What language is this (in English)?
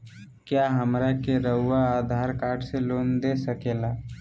Magahi